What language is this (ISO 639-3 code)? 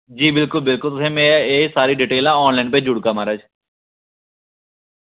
doi